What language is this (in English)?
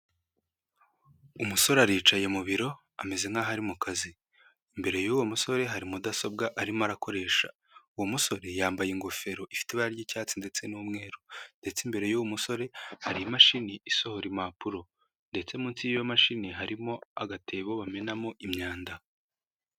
Kinyarwanda